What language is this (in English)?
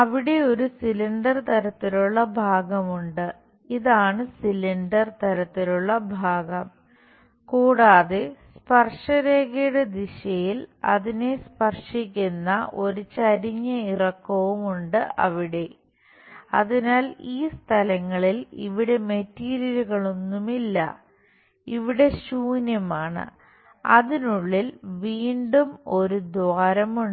Malayalam